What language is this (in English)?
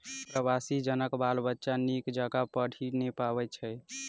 Maithili